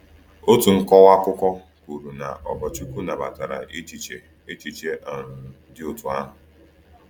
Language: Igbo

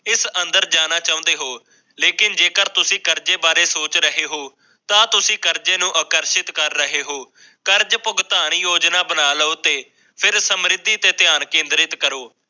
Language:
Punjabi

